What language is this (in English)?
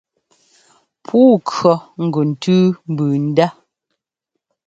Ngomba